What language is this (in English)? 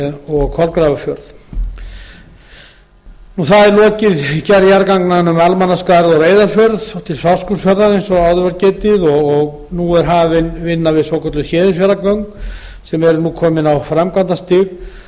Icelandic